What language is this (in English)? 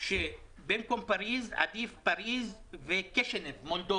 Hebrew